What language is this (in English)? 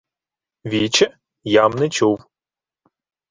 Ukrainian